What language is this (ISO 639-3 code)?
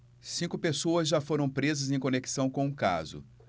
por